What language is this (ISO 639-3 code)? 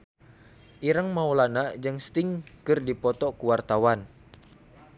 sun